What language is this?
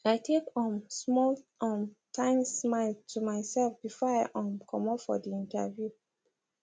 Nigerian Pidgin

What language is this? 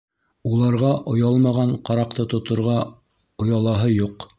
Bashkir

